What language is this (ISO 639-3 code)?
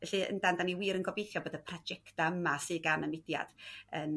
cym